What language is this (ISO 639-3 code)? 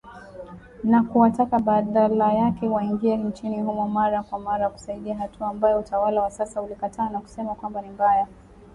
swa